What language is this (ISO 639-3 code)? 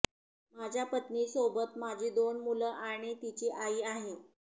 mar